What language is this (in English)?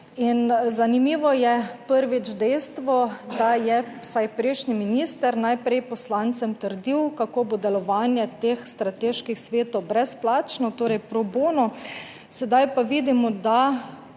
Slovenian